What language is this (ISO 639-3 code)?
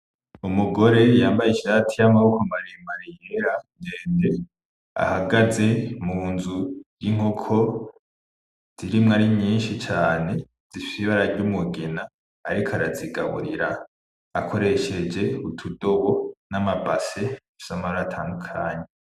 run